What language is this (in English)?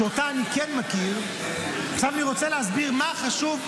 Hebrew